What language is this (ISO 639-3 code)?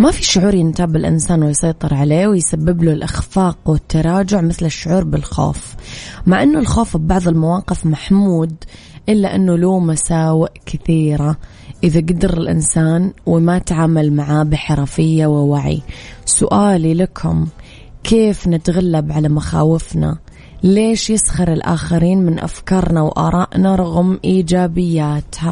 ara